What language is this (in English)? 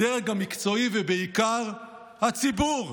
Hebrew